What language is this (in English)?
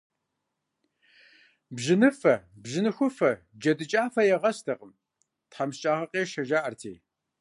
Kabardian